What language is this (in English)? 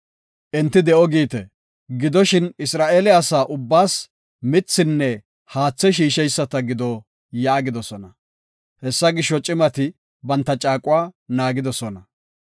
Gofa